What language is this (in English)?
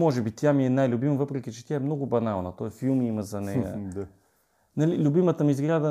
Bulgarian